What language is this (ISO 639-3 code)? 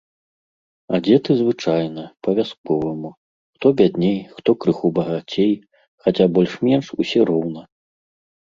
bel